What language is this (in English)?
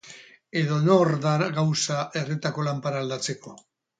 Basque